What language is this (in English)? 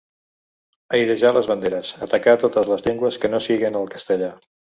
Catalan